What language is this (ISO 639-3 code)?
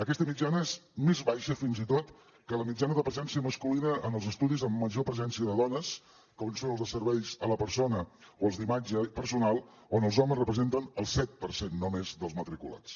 cat